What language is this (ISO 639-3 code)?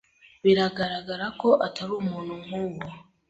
kin